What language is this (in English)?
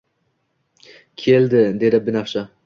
Uzbek